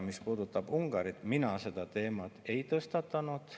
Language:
Estonian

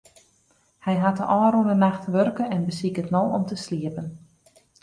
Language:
Western Frisian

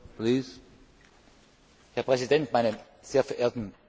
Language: German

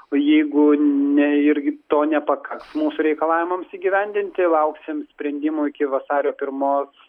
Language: Lithuanian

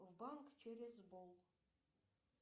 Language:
Russian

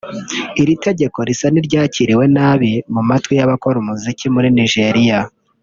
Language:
Kinyarwanda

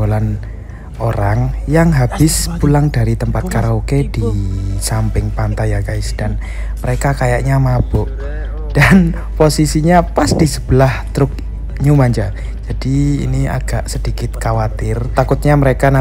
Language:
Indonesian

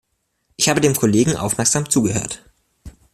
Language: German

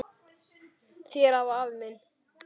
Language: Icelandic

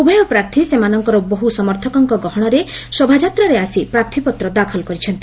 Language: Odia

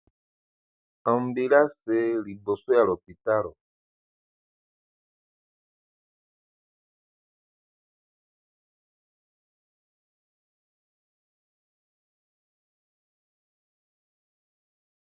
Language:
Lingala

